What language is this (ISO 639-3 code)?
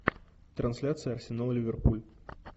rus